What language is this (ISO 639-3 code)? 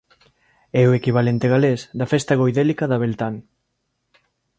glg